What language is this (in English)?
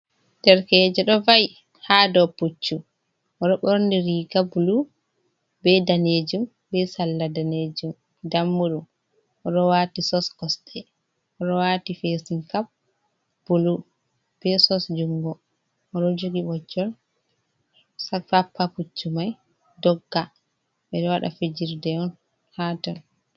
Fula